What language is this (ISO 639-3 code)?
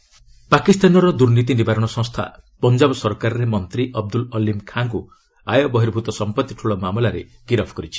ori